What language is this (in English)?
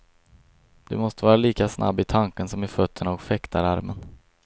Swedish